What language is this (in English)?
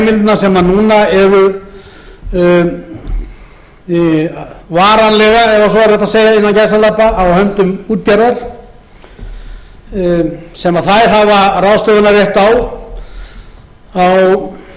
Icelandic